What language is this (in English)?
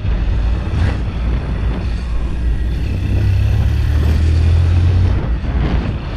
Portuguese